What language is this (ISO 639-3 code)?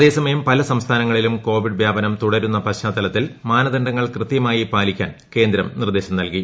mal